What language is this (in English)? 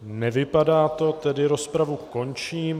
Czech